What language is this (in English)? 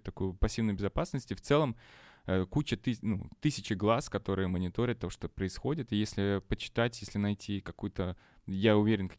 Russian